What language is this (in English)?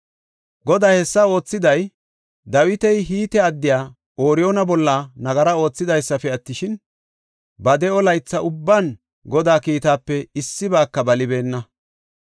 Gofa